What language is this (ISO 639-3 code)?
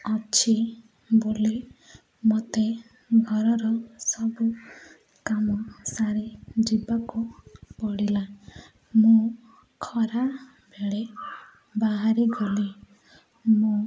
ori